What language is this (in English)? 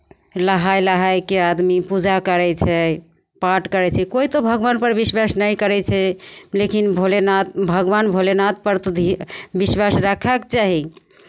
Maithili